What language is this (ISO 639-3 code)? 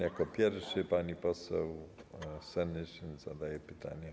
pol